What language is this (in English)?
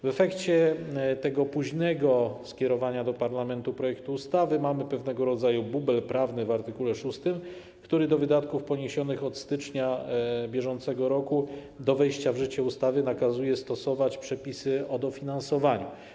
Polish